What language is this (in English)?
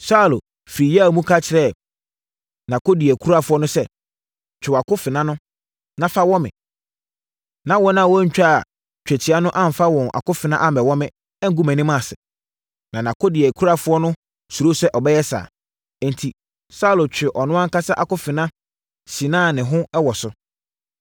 Akan